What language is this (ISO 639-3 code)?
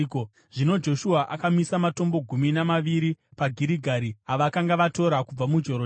sna